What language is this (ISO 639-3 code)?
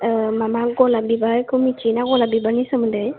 brx